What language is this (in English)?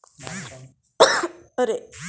Maithili